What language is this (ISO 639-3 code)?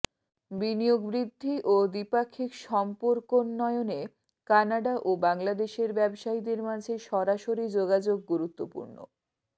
ben